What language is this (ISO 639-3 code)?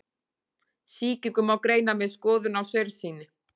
isl